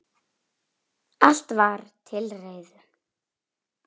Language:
Icelandic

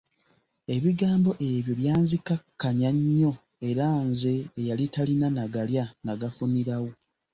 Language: Ganda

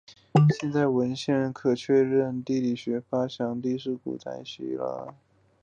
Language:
Chinese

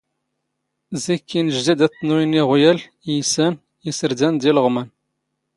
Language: Standard Moroccan Tamazight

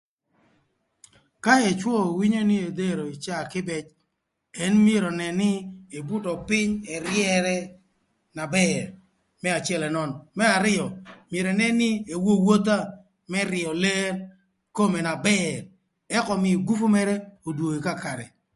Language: Thur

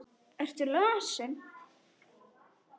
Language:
Icelandic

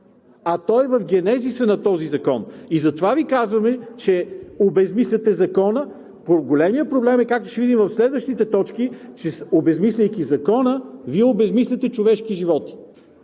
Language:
Bulgarian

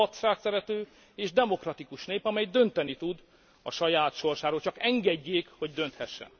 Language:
Hungarian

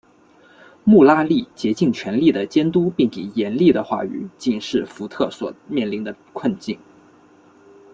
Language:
Chinese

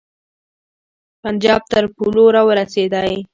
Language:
Pashto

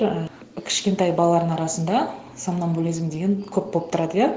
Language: Kazakh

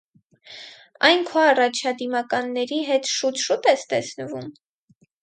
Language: Armenian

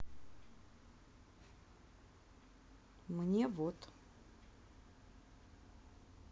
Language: Russian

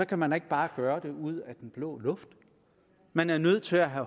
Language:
Danish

